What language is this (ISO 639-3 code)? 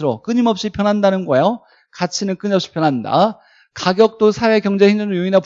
kor